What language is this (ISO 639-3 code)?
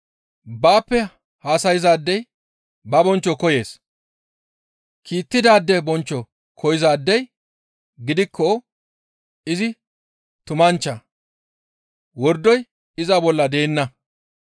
gmv